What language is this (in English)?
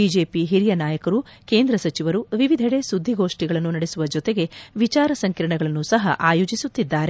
Kannada